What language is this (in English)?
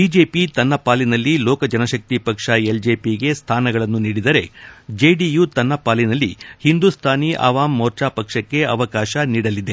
Kannada